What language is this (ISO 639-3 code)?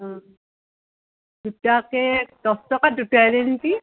asm